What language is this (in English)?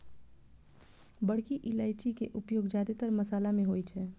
Maithili